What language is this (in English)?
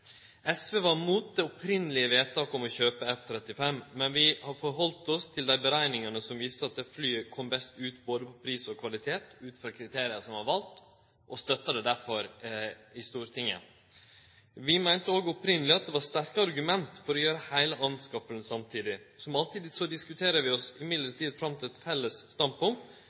Norwegian Nynorsk